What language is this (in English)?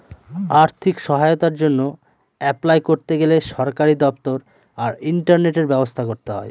Bangla